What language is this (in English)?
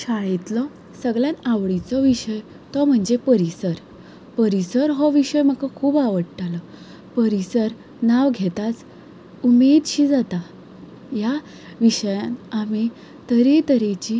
Konkani